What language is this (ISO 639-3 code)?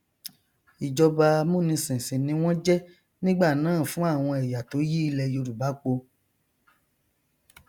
yor